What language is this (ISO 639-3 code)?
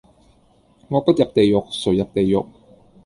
yue